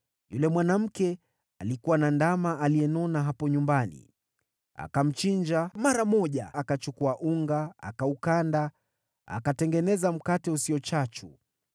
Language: Swahili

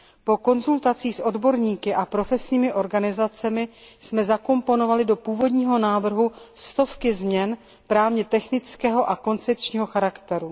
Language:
Czech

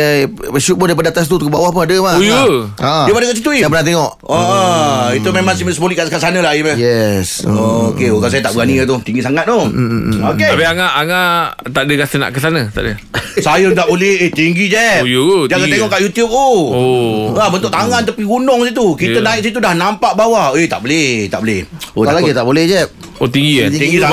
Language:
Malay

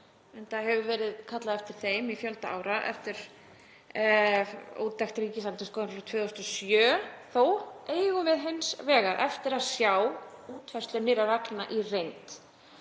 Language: Icelandic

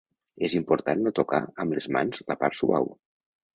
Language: Catalan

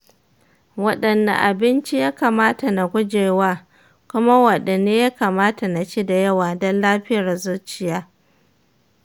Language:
Hausa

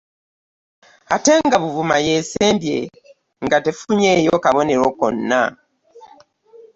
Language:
Ganda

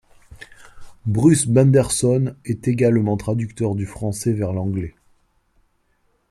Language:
French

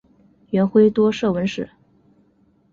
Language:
Chinese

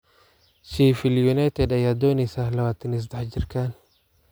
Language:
Somali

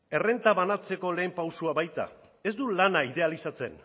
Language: Basque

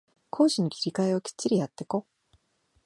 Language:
Japanese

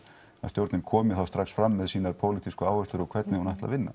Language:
Icelandic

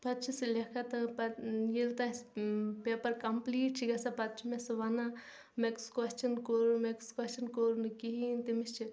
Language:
Kashmiri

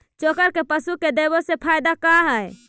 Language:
Magahi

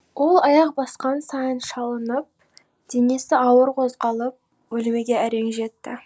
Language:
Kazakh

